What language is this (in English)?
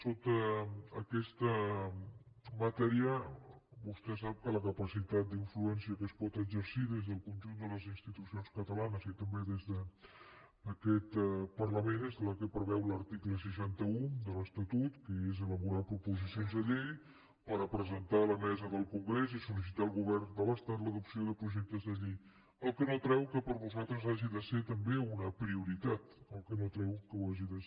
Catalan